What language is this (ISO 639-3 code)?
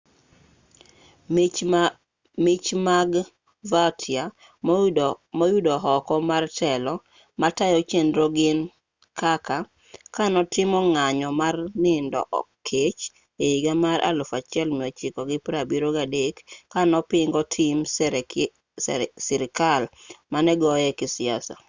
luo